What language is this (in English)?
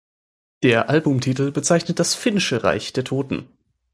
German